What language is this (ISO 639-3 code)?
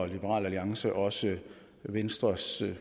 dan